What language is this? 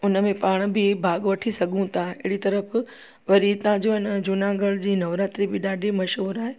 Sindhi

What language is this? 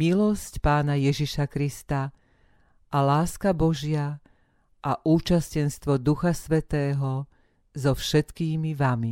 Slovak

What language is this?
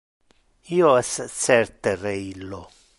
Interlingua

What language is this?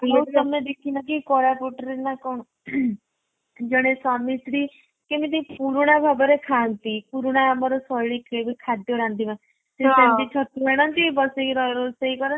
Odia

